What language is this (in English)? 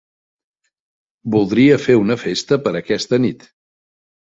Catalan